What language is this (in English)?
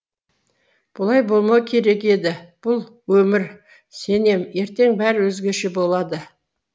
Kazakh